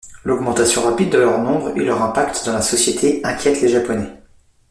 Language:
French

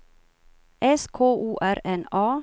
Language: Swedish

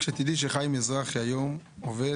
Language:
Hebrew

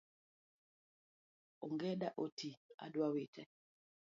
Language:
Luo (Kenya and Tanzania)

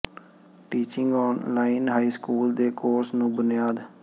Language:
Punjabi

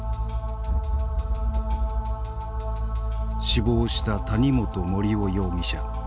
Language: Japanese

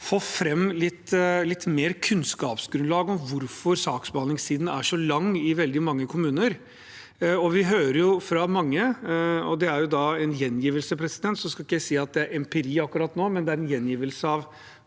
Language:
Norwegian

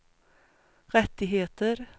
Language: Swedish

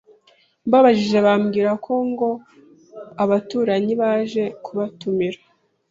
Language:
Kinyarwanda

